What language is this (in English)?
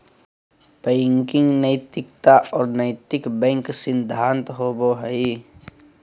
Magahi